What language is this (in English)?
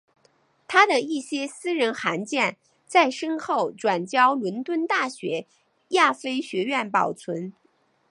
Chinese